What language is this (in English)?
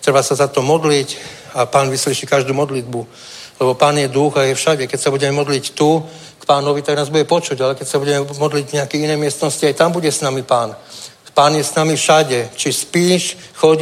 Czech